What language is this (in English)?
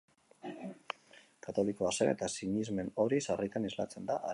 Basque